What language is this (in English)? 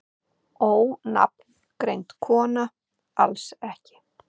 Icelandic